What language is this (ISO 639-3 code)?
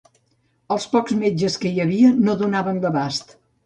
cat